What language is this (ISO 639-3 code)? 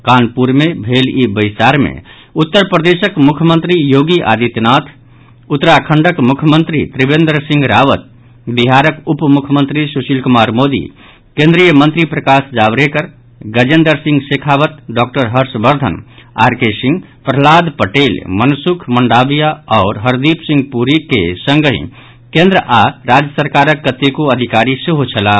mai